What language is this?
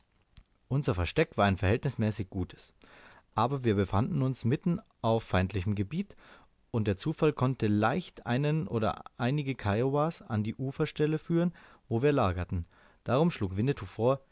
German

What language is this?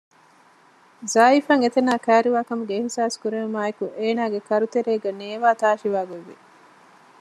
Divehi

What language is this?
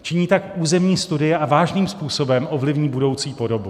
Czech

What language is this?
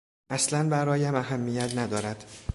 Persian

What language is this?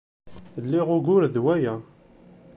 Kabyle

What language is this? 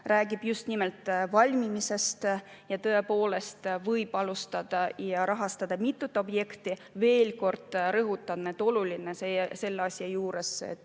Estonian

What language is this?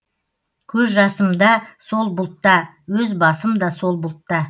Kazakh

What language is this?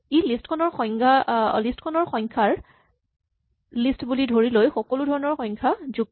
Assamese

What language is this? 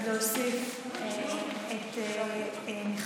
Hebrew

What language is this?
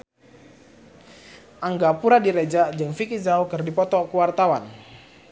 Sundanese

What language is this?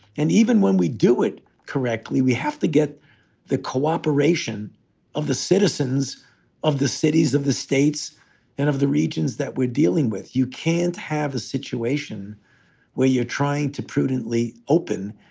English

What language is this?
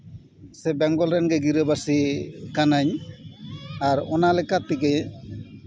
Santali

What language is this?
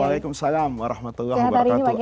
Indonesian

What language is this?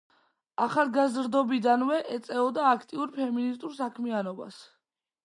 Georgian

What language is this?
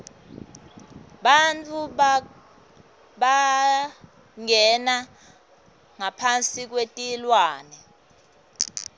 Swati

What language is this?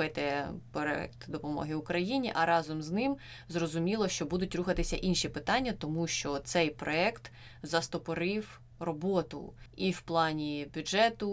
Ukrainian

